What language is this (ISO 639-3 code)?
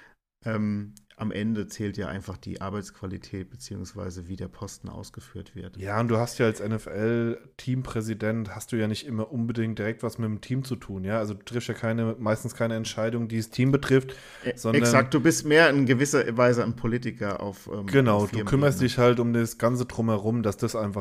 deu